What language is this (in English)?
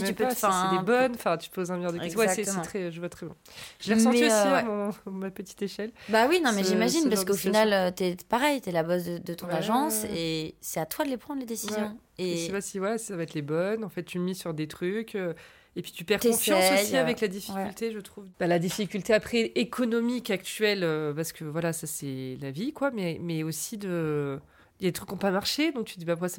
French